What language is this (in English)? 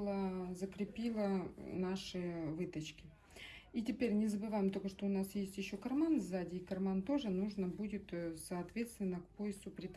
Russian